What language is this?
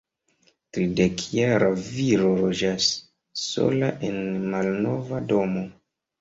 Esperanto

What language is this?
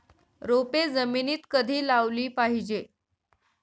Marathi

